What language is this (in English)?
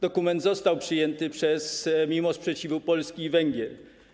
Polish